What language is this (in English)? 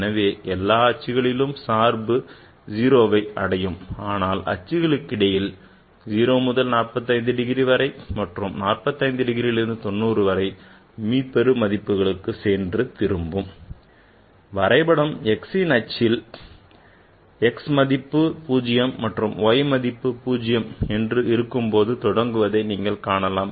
Tamil